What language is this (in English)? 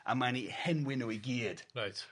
Welsh